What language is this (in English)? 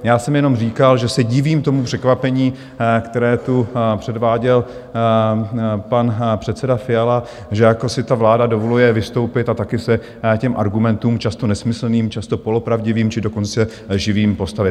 Czech